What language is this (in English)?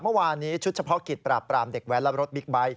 Thai